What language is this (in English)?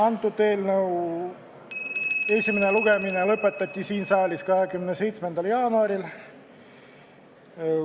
Estonian